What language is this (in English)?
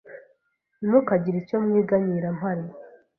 Kinyarwanda